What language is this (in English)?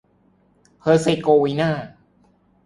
Thai